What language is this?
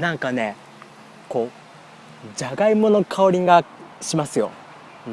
Japanese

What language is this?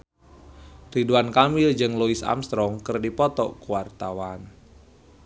Sundanese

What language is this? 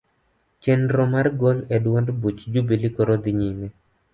Luo (Kenya and Tanzania)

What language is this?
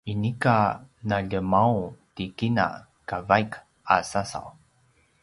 Paiwan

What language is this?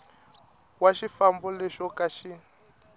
Tsonga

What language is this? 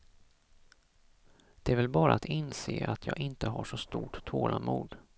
Swedish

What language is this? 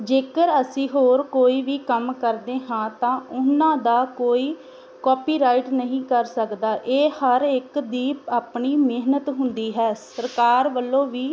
Punjabi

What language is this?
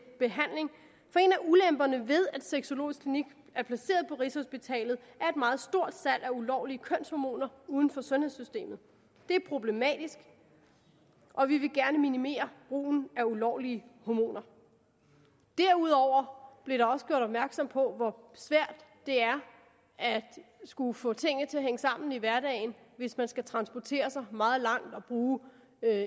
Danish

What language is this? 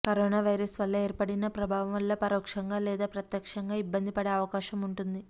Telugu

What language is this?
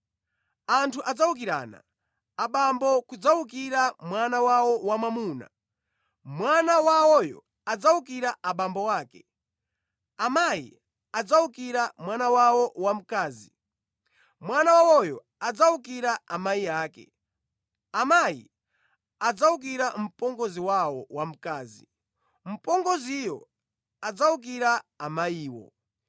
Nyanja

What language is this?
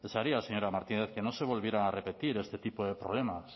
Spanish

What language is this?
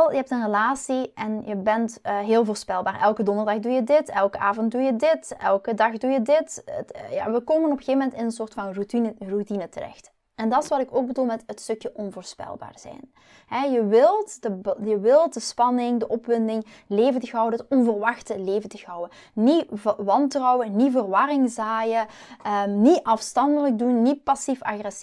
Dutch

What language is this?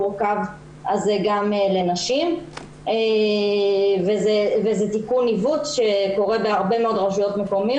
Hebrew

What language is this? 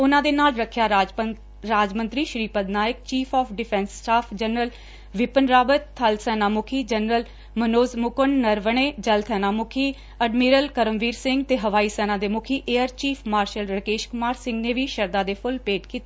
Punjabi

